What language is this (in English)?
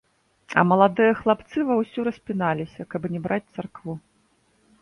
Belarusian